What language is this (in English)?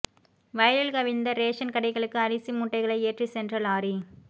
Tamil